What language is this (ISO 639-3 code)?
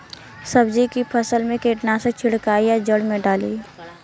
bho